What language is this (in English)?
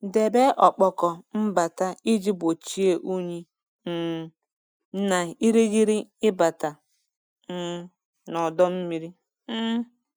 Igbo